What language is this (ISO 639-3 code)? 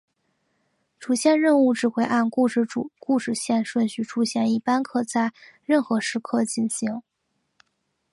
zho